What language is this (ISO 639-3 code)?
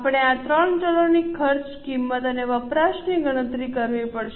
guj